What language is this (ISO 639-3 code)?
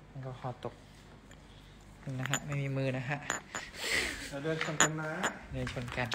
tha